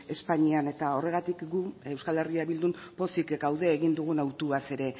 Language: Basque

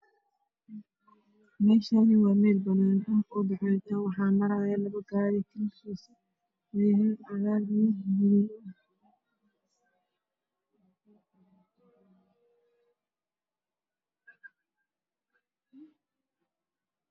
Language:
Somali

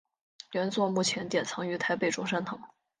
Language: Chinese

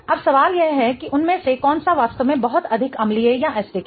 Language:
Hindi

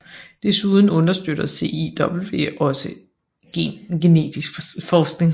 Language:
Danish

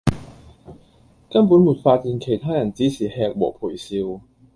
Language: Cantonese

